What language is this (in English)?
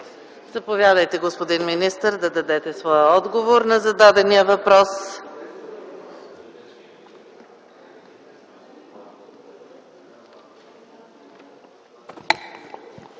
Bulgarian